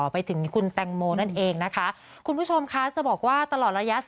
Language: Thai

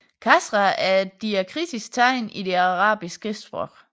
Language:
Danish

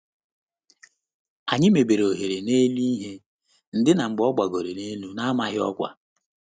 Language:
Igbo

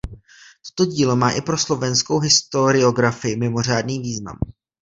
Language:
Czech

